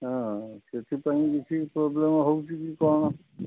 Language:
Odia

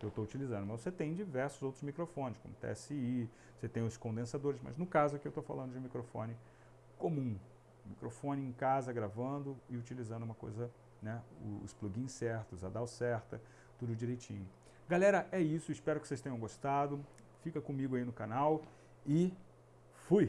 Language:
Portuguese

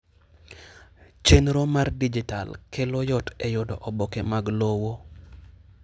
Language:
Luo (Kenya and Tanzania)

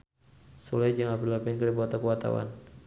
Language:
Sundanese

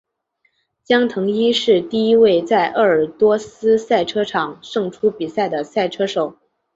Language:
Chinese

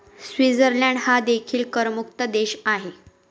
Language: Marathi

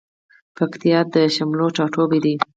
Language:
Pashto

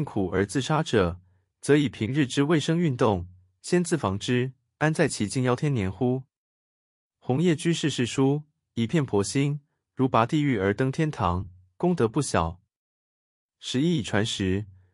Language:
Chinese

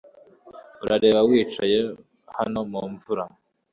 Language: Kinyarwanda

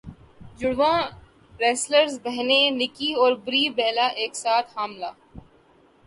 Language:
Urdu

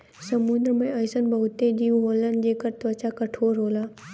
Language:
Bhojpuri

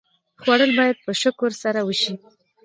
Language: Pashto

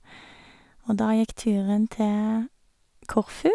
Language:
Norwegian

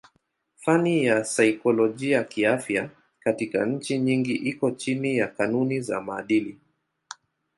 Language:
Swahili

